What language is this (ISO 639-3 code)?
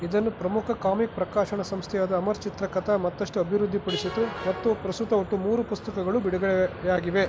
kan